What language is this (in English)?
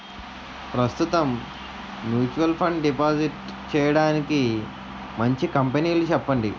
Telugu